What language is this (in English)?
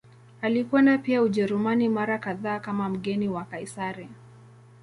Swahili